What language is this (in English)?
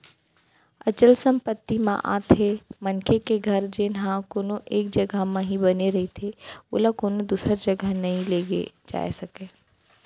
Chhattisgarhi